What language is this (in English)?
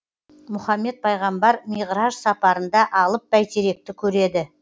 Kazakh